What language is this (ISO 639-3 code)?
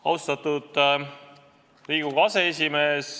est